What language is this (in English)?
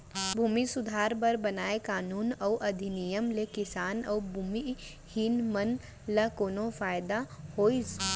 Chhattisgarhi